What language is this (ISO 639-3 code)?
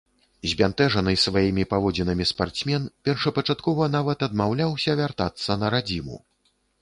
bel